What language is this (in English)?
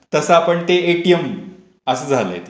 Marathi